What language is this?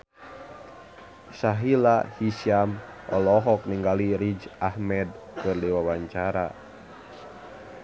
Sundanese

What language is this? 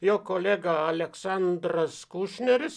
Lithuanian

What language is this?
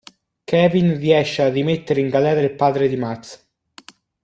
Italian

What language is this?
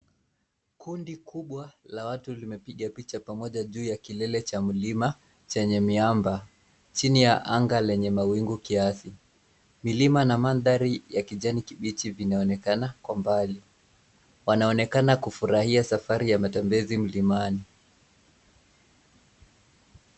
Swahili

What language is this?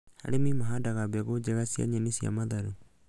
Kikuyu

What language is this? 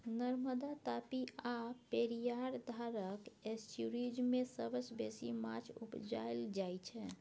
Maithili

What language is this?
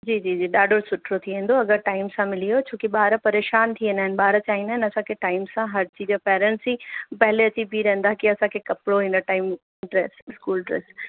Sindhi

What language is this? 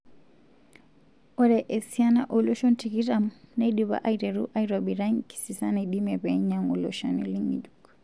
Masai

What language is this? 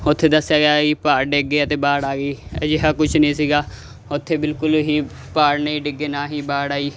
Punjabi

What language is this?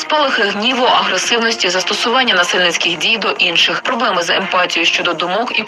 Ukrainian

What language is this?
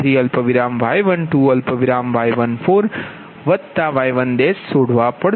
Gujarati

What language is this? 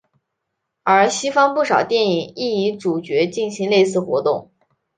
Chinese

